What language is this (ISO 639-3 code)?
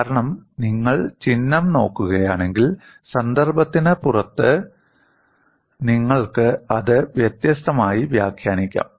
mal